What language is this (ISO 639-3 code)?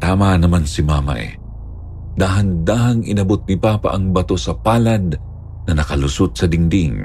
fil